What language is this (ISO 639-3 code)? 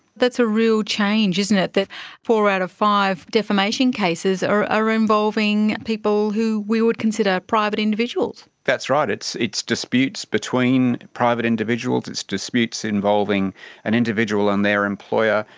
eng